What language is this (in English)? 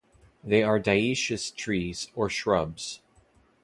English